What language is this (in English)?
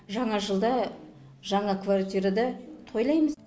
Kazakh